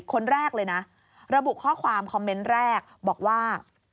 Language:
Thai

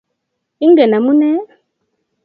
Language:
Kalenjin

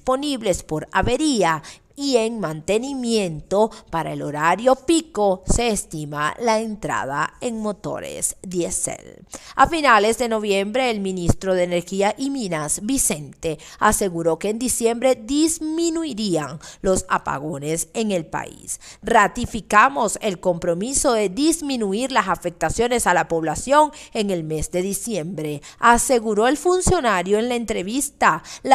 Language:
Spanish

